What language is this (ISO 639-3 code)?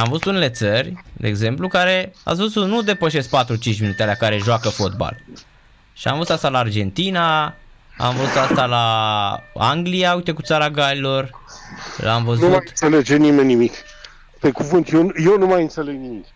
ron